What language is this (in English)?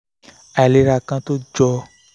Yoruba